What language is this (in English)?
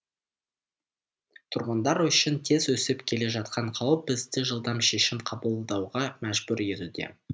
Kazakh